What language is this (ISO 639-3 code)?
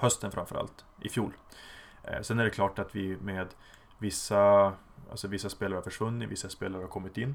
swe